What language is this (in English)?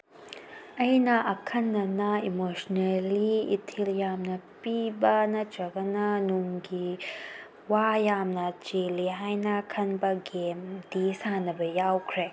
Manipuri